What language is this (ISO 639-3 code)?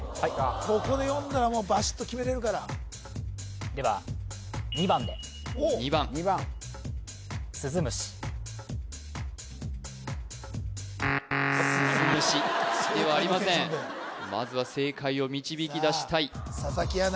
jpn